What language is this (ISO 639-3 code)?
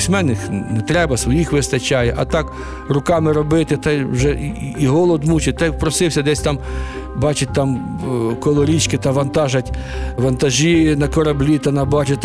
ukr